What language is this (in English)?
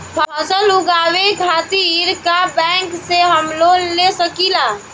Bhojpuri